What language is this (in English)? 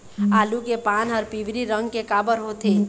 Chhattisgarhi